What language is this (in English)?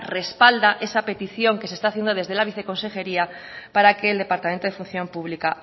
Spanish